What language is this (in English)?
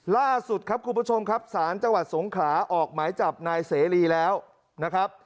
Thai